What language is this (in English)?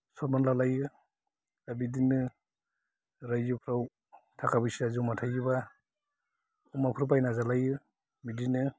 Bodo